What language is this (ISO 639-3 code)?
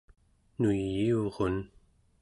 esu